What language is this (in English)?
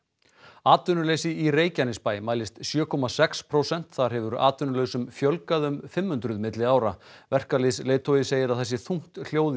Icelandic